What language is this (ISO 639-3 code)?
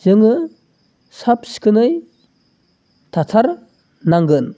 brx